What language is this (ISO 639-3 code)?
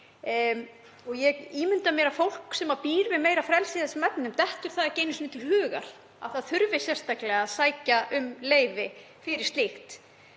isl